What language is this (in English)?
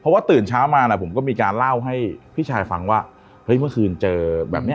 Thai